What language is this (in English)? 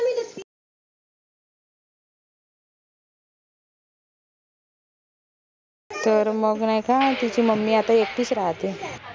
Marathi